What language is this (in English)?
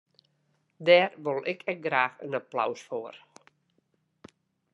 Western Frisian